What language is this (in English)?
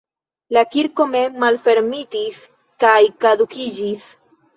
Esperanto